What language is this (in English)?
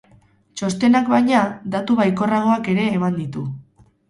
Basque